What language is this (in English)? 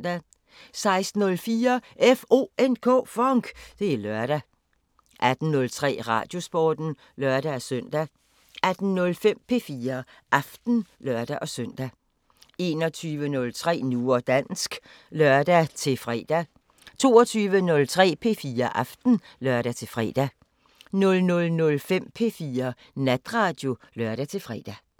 Danish